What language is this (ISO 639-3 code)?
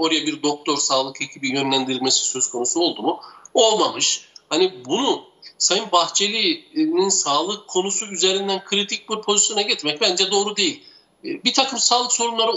tur